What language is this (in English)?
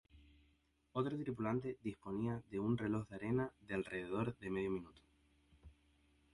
Spanish